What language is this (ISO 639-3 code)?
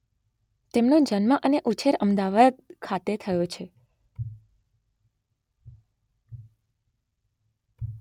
guj